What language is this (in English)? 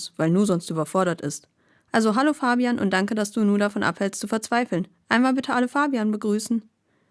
German